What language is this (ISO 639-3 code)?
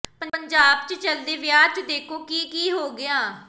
pan